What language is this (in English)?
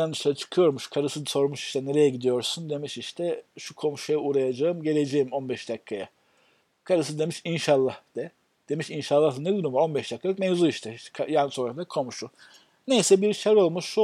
Turkish